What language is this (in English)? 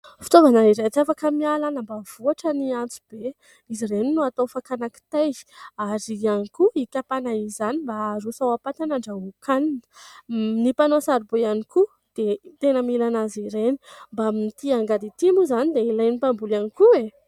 Malagasy